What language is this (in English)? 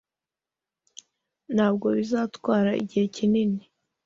Kinyarwanda